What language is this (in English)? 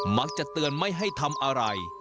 Thai